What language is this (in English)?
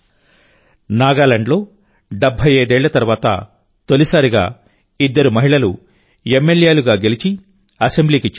Telugu